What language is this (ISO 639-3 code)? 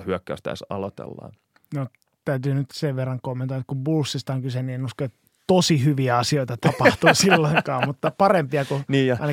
fin